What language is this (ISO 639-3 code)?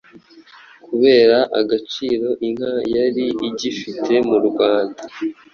kin